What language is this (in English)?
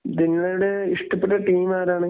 Malayalam